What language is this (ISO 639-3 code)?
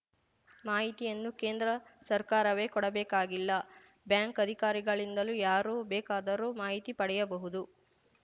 kan